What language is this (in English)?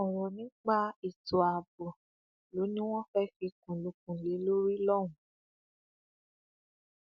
Yoruba